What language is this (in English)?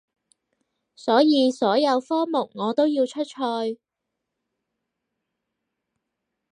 Cantonese